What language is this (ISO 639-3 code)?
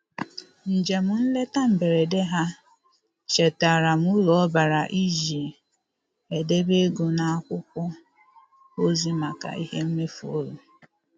ibo